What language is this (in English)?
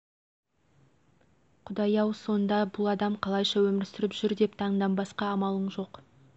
Kazakh